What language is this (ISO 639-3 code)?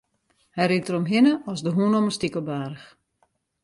fry